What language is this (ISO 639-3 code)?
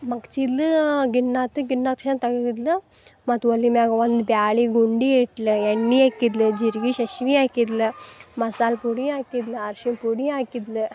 kan